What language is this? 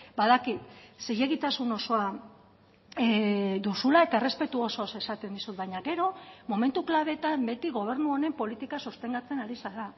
Basque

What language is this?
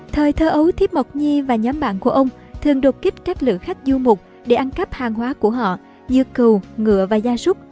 Vietnamese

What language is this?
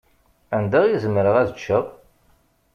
Kabyle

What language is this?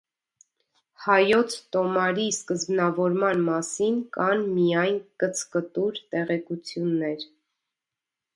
Armenian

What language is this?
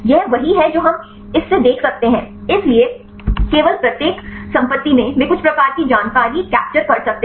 Hindi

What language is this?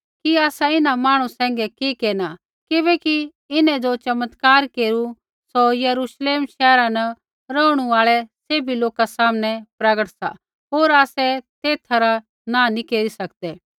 Kullu Pahari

